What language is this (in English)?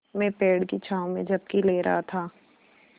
Hindi